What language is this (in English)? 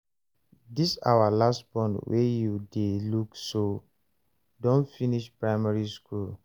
Nigerian Pidgin